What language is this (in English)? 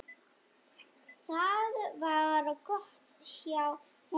Icelandic